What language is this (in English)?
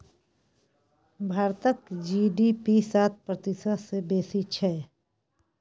Maithili